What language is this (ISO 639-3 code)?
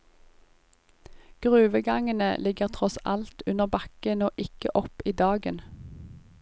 nor